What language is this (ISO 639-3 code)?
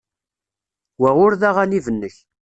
kab